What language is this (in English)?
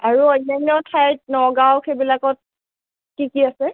Assamese